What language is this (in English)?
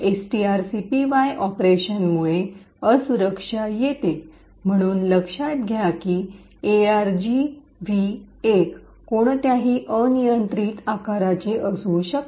Marathi